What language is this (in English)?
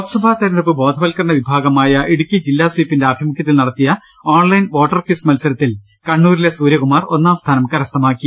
Malayalam